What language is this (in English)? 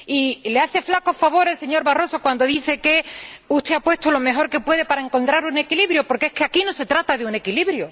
Spanish